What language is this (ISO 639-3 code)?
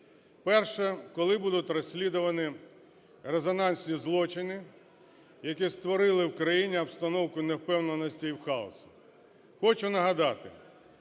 ukr